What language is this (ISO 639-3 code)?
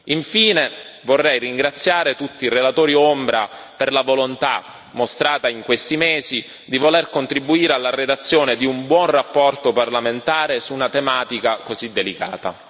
ita